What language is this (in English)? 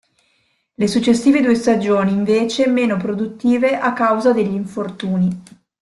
Italian